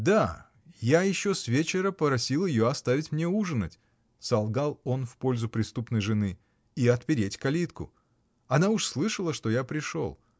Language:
Russian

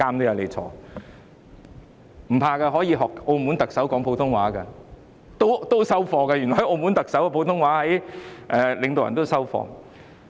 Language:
Cantonese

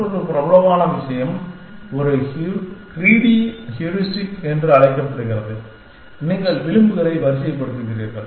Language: Tamil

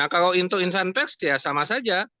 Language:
Indonesian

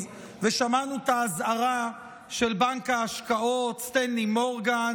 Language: Hebrew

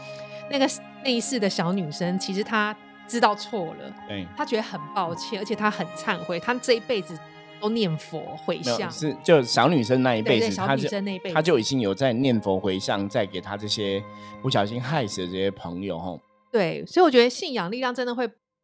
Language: Chinese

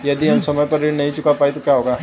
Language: Hindi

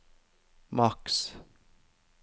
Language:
Norwegian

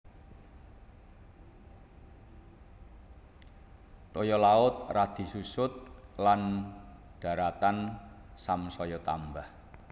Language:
Javanese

